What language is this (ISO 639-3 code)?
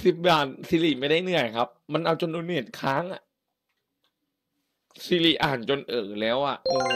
tha